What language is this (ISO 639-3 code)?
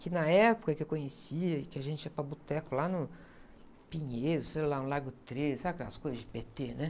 por